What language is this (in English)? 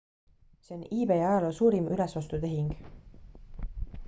Estonian